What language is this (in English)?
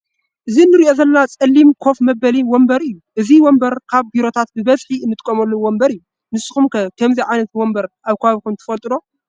Tigrinya